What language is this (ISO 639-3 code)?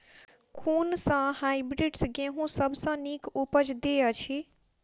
mai